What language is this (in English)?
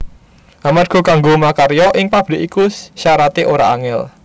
Javanese